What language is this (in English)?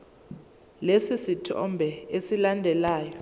Zulu